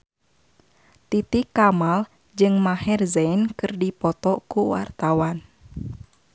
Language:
Sundanese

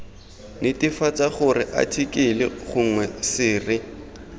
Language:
Tswana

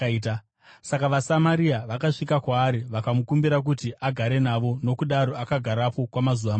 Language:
Shona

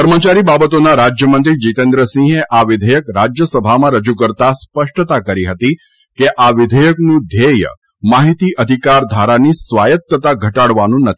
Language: Gujarati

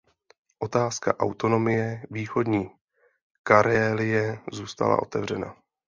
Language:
Czech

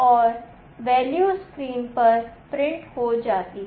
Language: Hindi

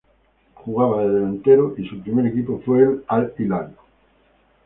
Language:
Spanish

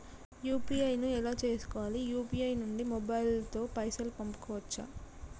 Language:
Telugu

